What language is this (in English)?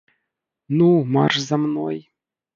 Belarusian